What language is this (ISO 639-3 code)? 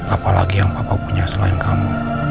ind